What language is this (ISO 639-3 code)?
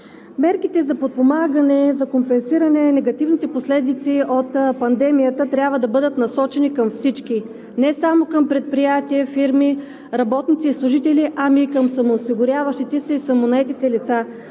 bul